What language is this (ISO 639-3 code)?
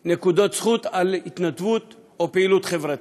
heb